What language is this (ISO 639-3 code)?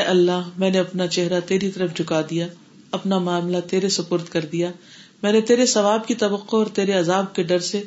urd